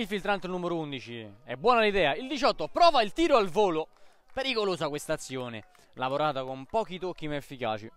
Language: Italian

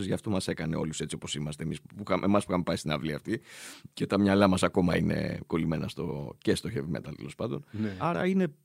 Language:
Greek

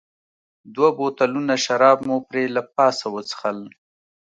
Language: Pashto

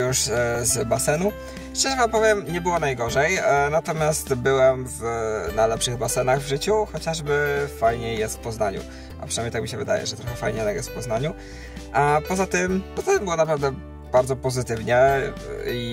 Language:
Polish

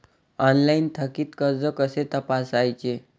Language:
Marathi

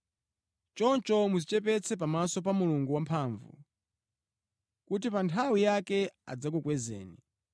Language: Nyanja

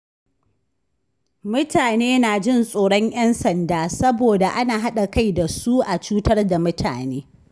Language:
Hausa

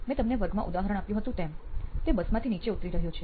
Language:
Gujarati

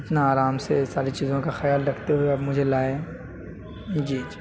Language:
Urdu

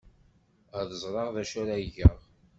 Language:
Kabyle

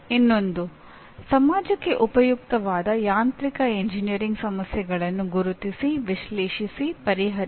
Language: Kannada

